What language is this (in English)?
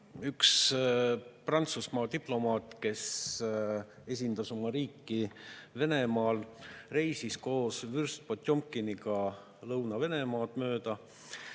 Estonian